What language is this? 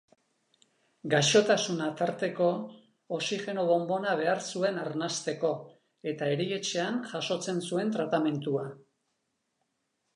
Basque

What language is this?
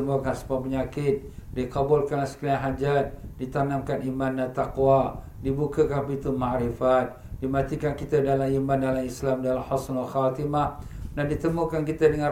Malay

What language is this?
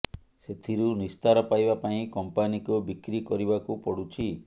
Odia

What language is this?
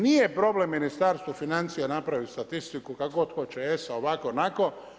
Croatian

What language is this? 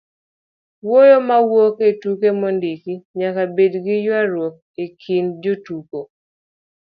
Luo (Kenya and Tanzania)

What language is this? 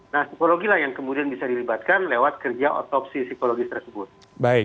Indonesian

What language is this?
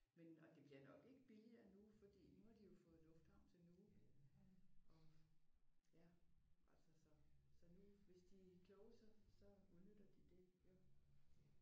Danish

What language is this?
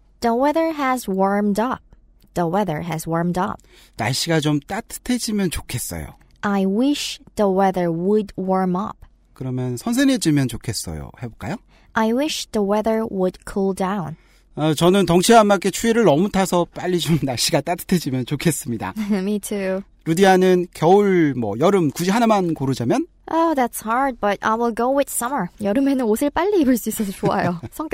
Korean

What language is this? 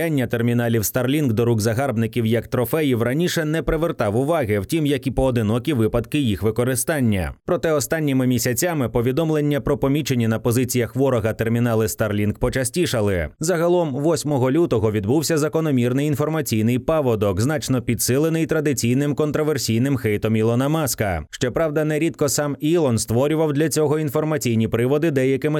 Ukrainian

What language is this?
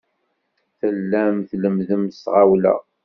Kabyle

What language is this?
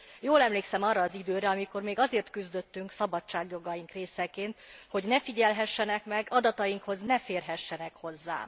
Hungarian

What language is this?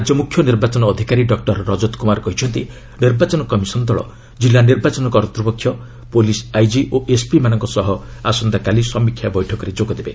Odia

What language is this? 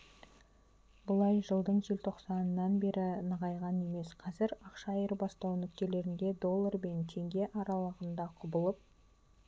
Kazakh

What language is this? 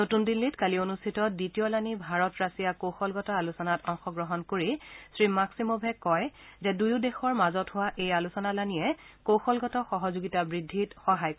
Assamese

